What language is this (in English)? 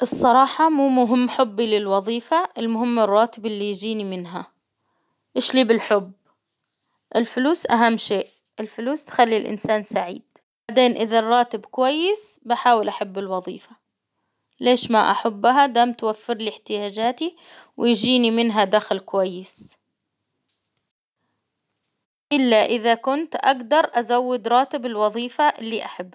Hijazi Arabic